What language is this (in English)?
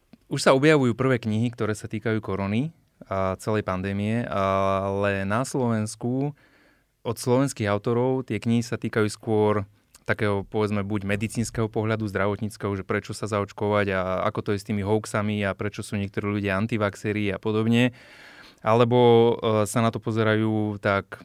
Slovak